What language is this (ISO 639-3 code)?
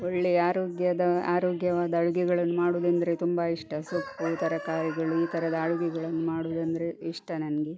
kan